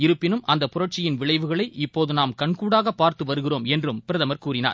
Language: Tamil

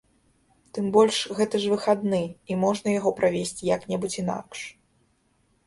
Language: Belarusian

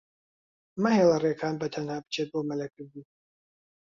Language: Central Kurdish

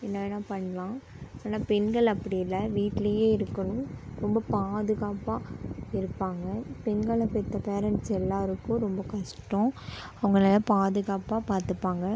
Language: Tamil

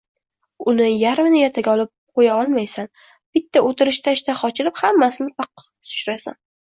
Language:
Uzbek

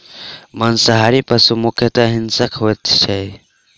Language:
Maithili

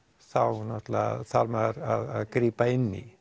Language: Icelandic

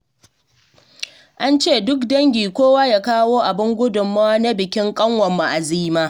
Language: Hausa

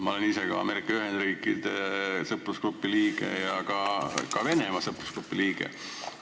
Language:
Estonian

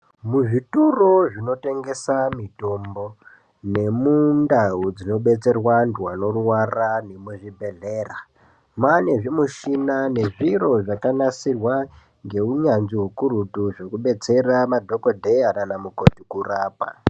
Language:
Ndau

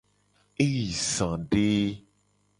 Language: Gen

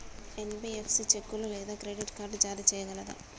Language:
Telugu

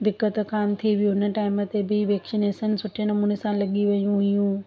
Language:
Sindhi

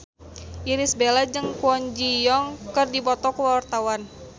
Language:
Sundanese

